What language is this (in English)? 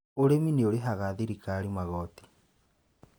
Kikuyu